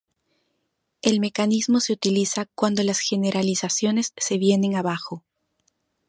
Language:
Spanish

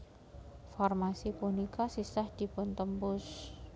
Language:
Javanese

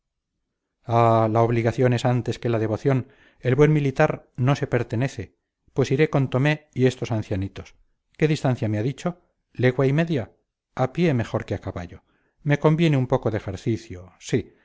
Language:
Spanish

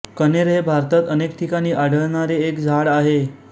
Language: Marathi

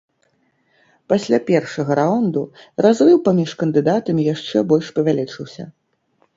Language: Belarusian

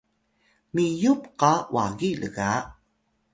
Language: Atayal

